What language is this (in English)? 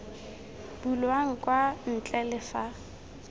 Tswana